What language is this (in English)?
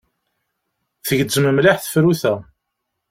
Kabyle